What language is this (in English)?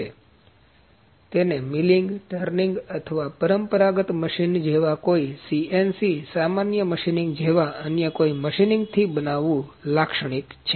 Gujarati